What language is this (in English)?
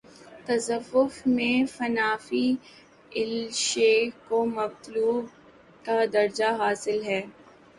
Urdu